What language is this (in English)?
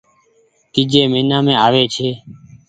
Goaria